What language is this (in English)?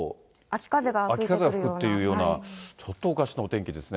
Japanese